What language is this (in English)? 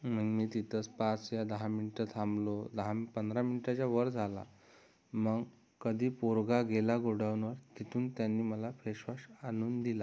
Marathi